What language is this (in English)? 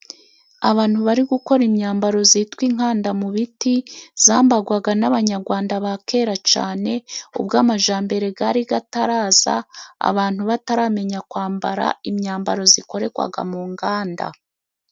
Kinyarwanda